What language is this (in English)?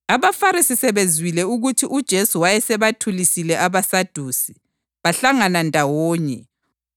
North Ndebele